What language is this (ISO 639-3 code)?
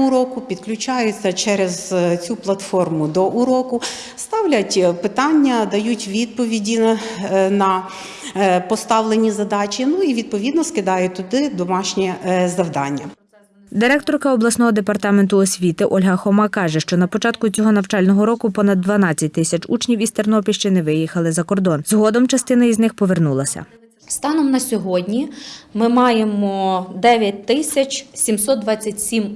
ukr